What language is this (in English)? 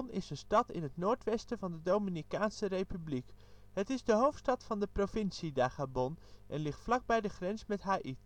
Dutch